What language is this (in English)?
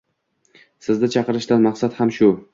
Uzbek